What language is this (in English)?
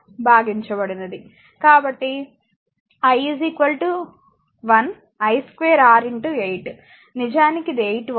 Telugu